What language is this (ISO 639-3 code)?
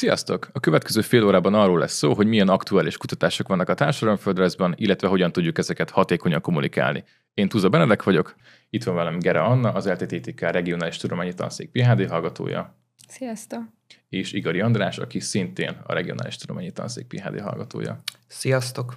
hun